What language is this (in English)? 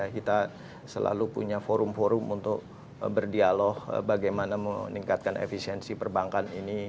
Indonesian